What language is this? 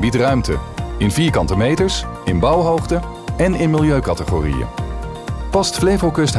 Dutch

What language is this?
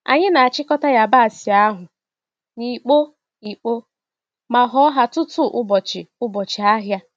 Igbo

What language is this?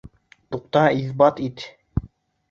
Bashkir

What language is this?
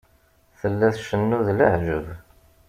Kabyle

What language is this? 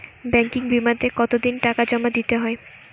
Bangla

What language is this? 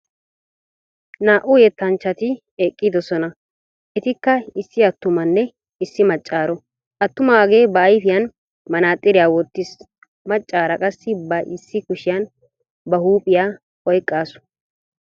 Wolaytta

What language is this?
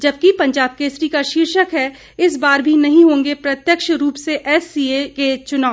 Hindi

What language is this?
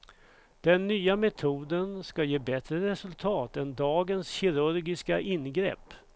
Swedish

